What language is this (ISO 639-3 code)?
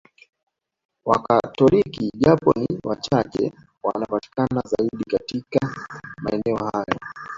swa